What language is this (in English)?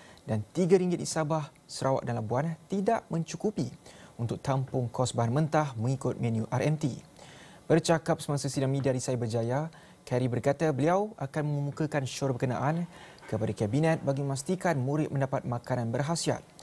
Malay